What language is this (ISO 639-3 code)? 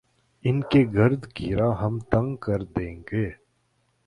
urd